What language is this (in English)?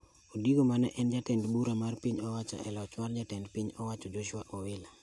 Luo (Kenya and Tanzania)